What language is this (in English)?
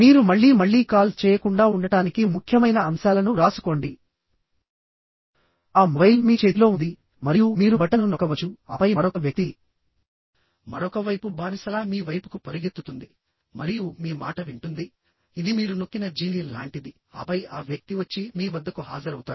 Telugu